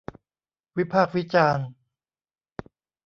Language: Thai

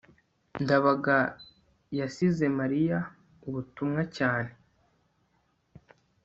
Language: Kinyarwanda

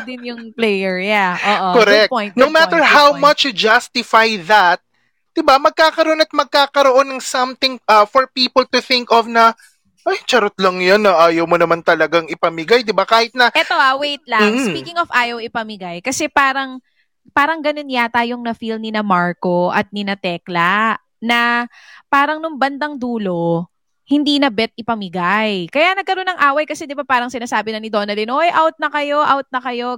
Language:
Filipino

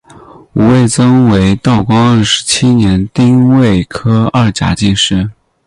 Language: Chinese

